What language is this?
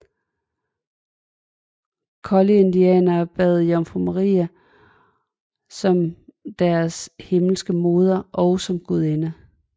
Danish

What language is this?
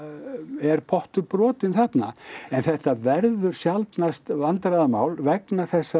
Icelandic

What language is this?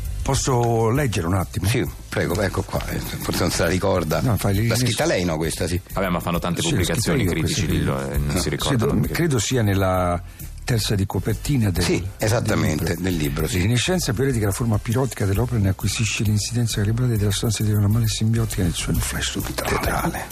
Italian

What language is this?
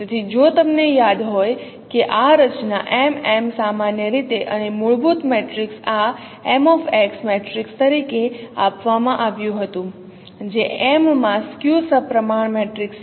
Gujarati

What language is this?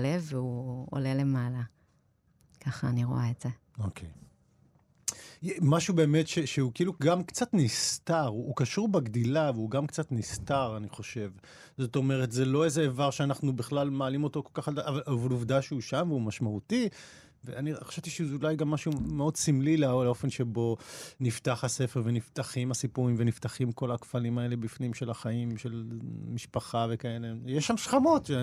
Hebrew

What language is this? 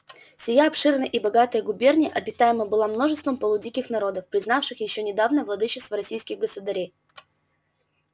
Russian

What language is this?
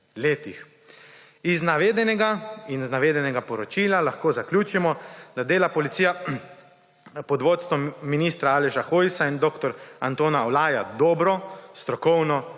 Slovenian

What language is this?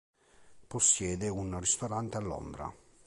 Italian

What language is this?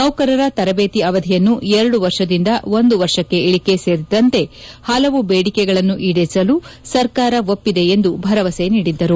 Kannada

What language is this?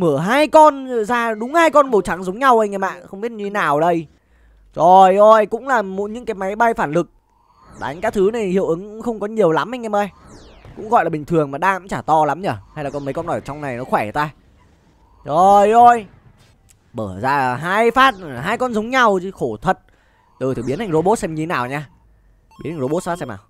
Vietnamese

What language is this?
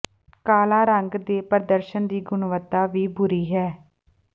Punjabi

